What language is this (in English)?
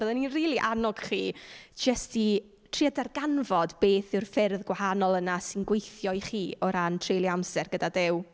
Welsh